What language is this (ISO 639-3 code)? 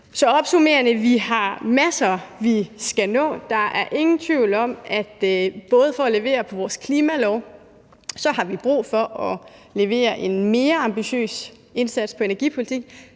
dan